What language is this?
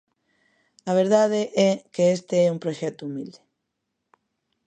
Galician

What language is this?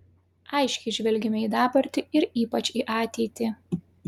Lithuanian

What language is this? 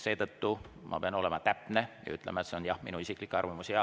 Estonian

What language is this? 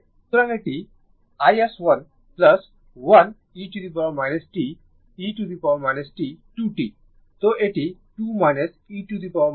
Bangla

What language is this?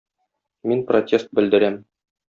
Tatar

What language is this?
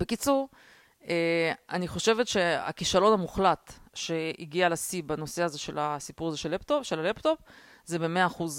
Hebrew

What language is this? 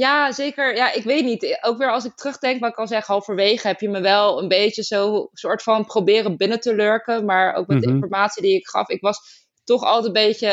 Dutch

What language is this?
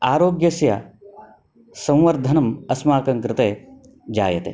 Sanskrit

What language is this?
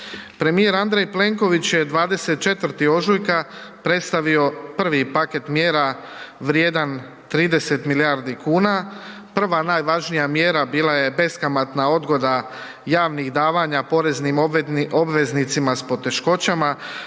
Croatian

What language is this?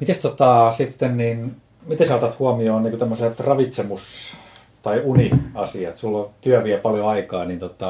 Finnish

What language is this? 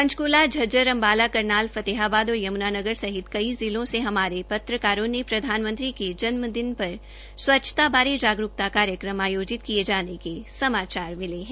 Hindi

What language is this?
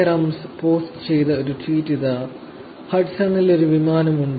Malayalam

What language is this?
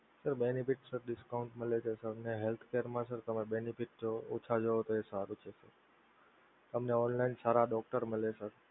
Gujarati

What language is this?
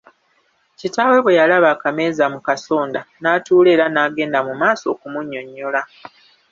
Ganda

